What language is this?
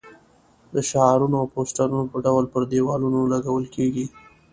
Pashto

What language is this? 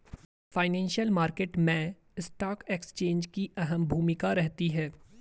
Hindi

